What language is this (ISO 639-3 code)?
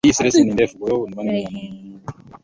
swa